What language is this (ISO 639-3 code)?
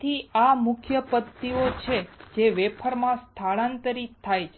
guj